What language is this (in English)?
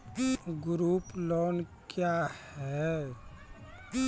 Maithili